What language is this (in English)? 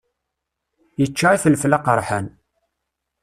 Kabyle